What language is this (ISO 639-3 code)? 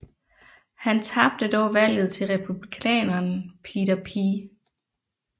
dan